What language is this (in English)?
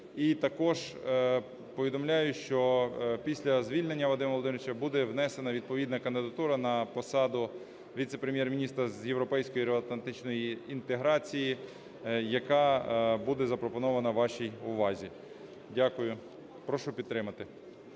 Ukrainian